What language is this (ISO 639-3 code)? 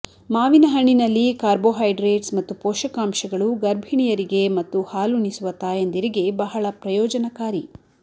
kan